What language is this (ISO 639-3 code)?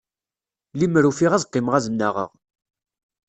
kab